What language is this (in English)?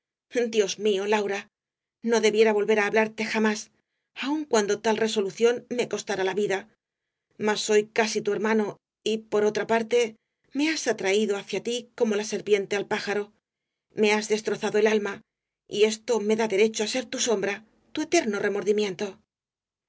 Spanish